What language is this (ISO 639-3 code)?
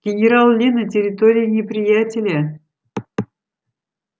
rus